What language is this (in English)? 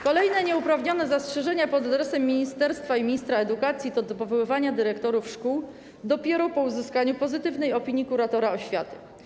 Polish